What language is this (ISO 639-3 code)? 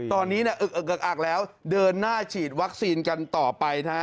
tha